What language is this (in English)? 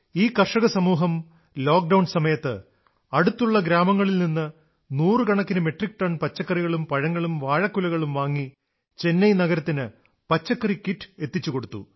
Malayalam